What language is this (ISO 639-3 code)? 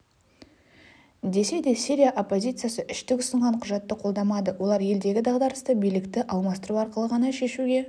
kaz